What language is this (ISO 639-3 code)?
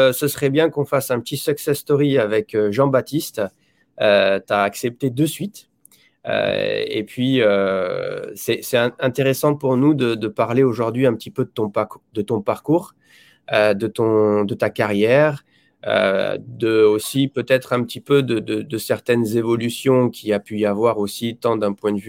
fra